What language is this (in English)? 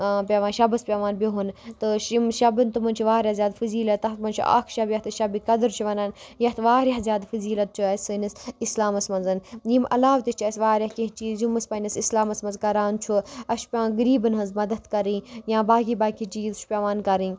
Kashmiri